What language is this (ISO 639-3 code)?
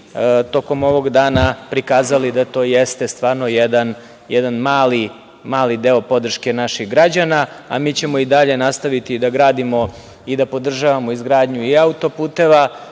srp